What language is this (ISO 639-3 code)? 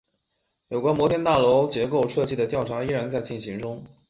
zho